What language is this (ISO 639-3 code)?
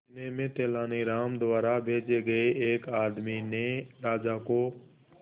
hin